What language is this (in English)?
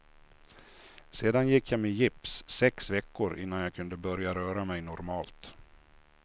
Swedish